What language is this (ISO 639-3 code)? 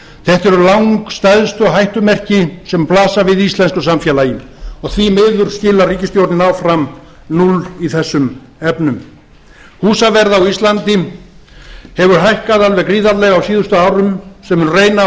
isl